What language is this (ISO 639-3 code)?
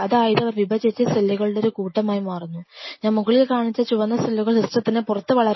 mal